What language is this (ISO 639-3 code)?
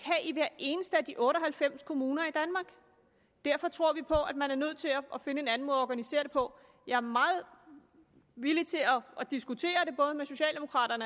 dan